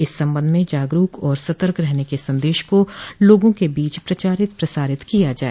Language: Hindi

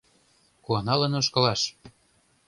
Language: Mari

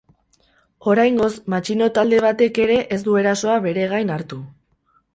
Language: Basque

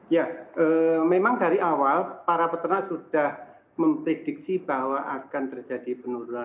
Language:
Indonesian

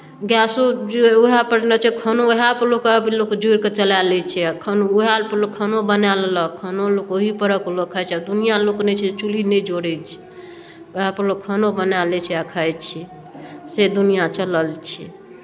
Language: Maithili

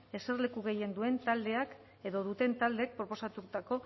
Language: Basque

